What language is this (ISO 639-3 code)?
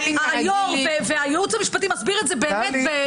heb